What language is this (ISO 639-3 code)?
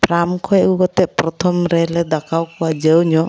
sat